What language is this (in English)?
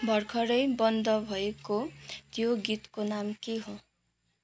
Nepali